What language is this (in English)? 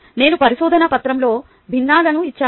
Telugu